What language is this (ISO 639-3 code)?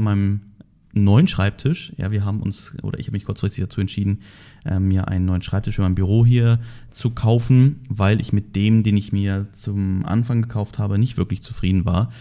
deu